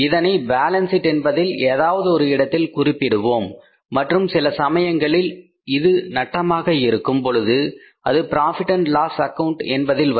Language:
Tamil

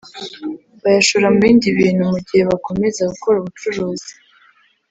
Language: Kinyarwanda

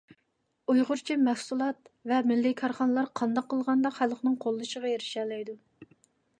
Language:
Uyghur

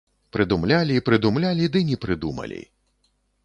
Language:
Belarusian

